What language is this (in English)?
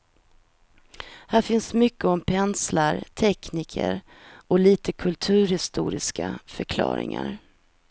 Swedish